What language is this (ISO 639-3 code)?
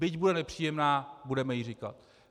ces